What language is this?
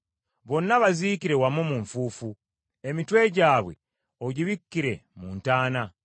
Ganda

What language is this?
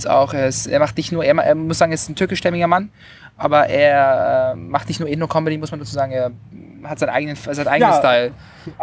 German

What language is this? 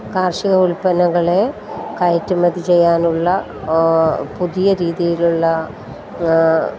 Malayalam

